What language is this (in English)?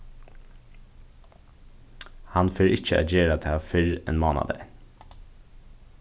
Faroese